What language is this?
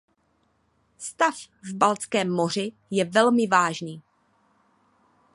Czech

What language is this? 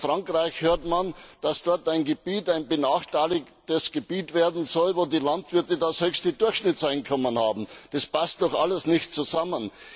German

